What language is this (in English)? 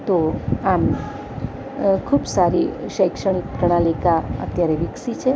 Gujarati